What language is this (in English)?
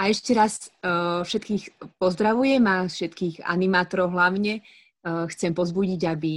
Slovak